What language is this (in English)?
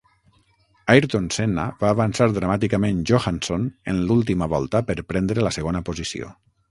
Catalan